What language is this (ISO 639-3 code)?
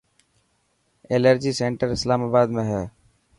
mki